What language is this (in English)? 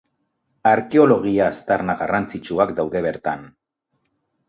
Basque